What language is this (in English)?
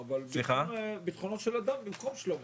Hebrew